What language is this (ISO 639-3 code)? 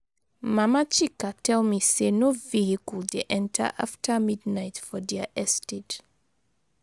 pcm